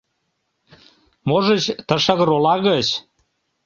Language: Mari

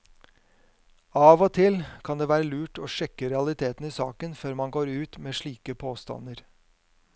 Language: Norwegian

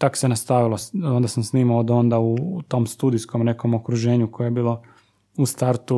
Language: Croatian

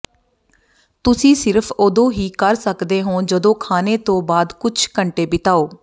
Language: Punjabi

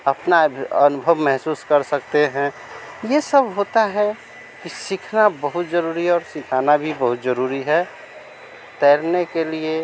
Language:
Hindi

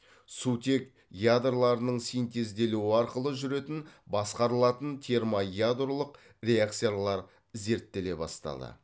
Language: Kazakh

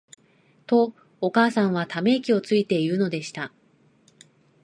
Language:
Japanese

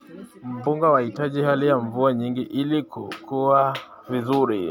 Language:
Kalenjin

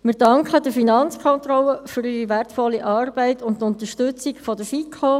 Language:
Swiss German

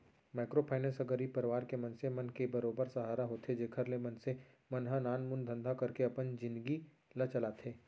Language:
Chhattisgarhi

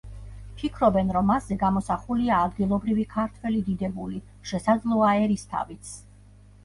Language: Georgian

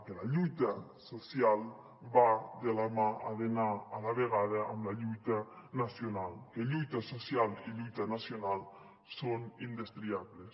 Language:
Catalan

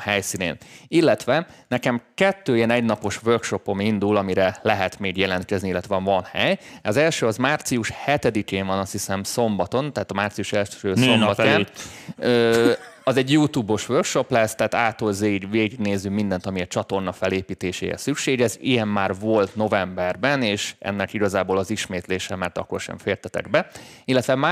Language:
Hungarian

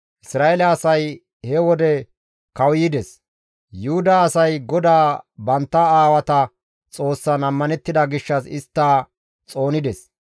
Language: Gamo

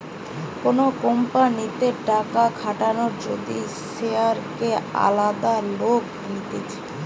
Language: Bangla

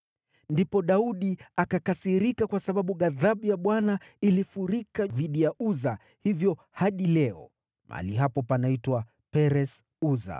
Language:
Swahili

